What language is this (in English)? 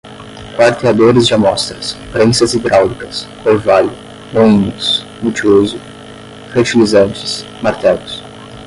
Portuguese